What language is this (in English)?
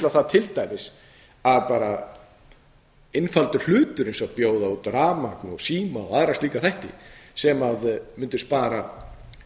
Icelandic